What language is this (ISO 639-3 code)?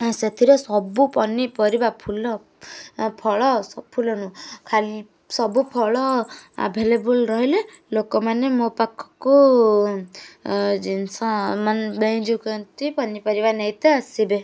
ori